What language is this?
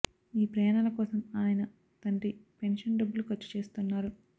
Telugu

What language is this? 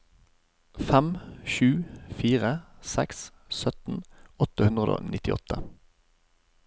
Norwegian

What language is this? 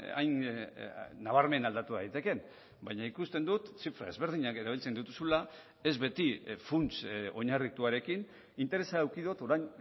Basque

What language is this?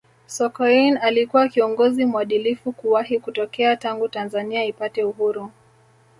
Swahili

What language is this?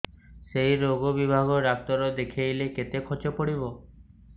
Odia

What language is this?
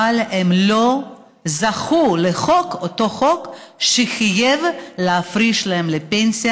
Hebrew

